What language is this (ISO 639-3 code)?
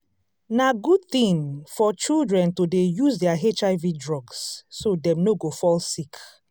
pcm